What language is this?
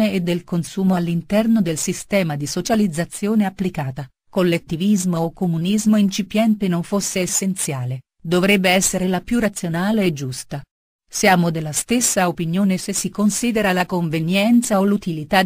Italian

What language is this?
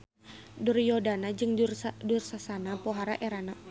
Sundanese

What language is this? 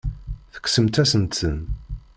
Kabyle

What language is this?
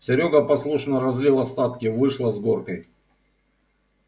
Russian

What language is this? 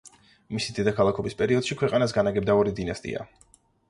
Georgian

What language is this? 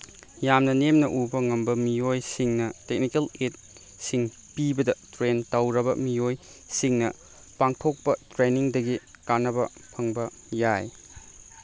Manipuri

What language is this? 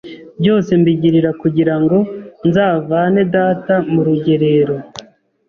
Kinyarwanda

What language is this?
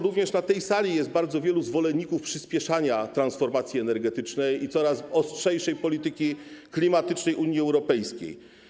Polish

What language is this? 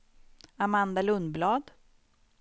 Swedish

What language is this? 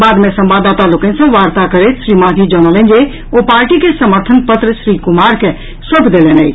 Maithili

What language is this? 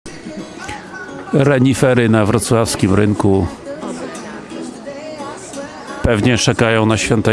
Polish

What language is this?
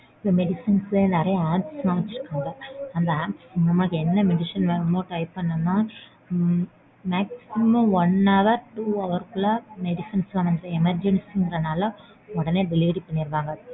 Tamil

